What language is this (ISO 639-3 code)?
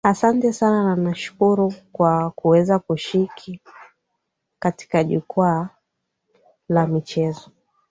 swa